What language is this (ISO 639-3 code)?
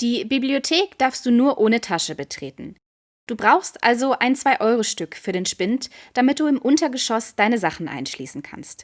deu